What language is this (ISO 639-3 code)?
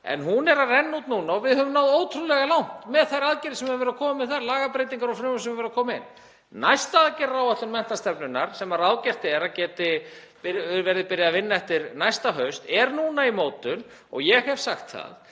isl